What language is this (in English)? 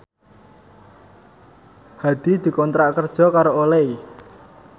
Javanese